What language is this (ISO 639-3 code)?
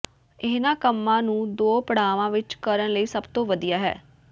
pan